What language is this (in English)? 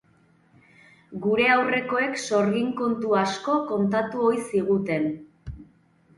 Basque